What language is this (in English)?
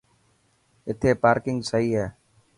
Dhatki